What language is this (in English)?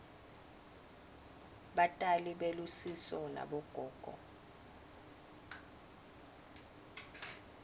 Swati